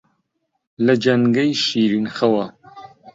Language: Central Kurdish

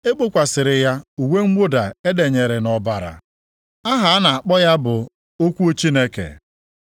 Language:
Igbo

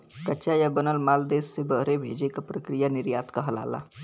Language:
Bhojpuri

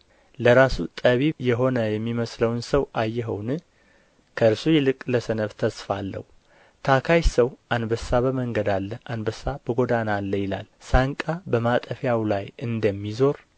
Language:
Amharic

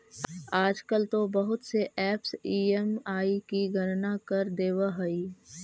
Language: Magahi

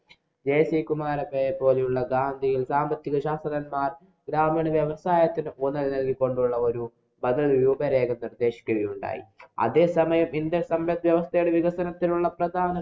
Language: Malayalam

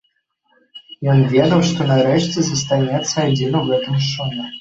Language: Belarusian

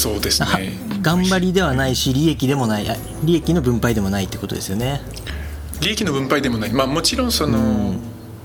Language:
Japanese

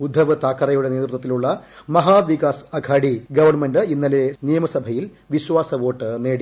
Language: Malayalam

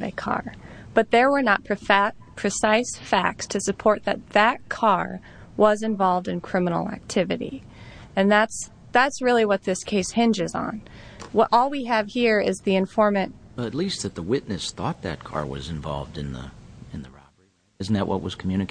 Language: English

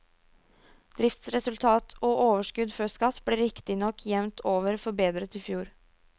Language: Norwegian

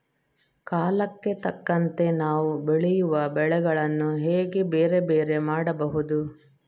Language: Kannada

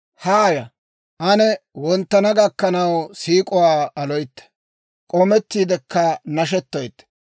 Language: Dawro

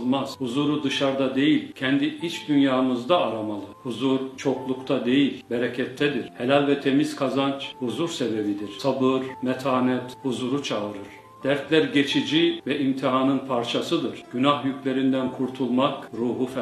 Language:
Turkish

